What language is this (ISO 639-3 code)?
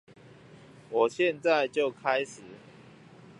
zho